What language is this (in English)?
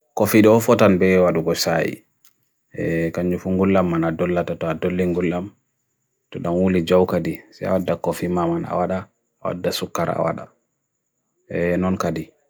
Bagirmi Fulfulde